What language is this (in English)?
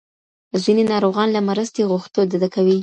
Pashto